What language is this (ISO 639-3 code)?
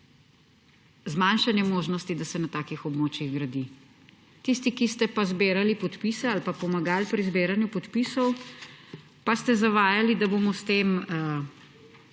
slv